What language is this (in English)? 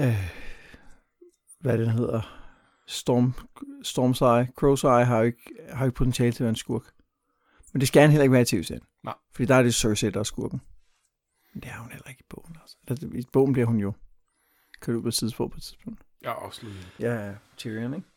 Danish